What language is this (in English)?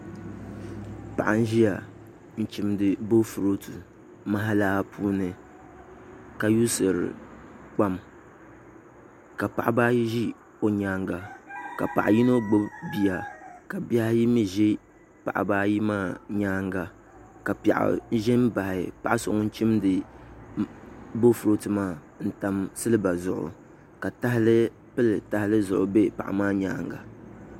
Dagbani